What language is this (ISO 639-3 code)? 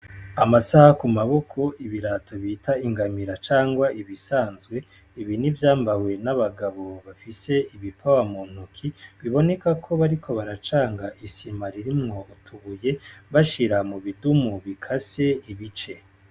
run